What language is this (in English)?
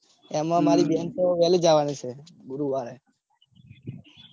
Gujarati